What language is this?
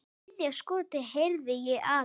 Icelandic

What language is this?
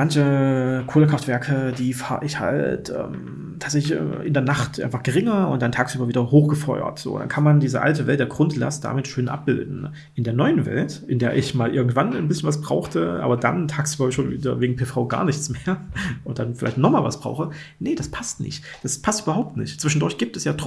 German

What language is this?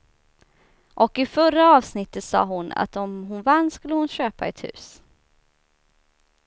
Swedish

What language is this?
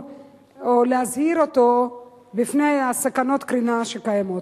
Hebrew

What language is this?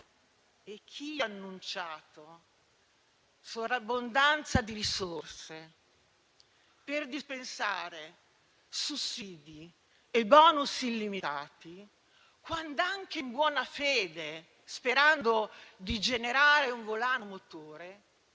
Italian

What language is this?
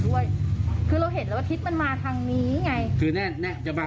Thai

